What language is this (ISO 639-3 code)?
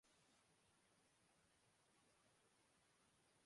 urd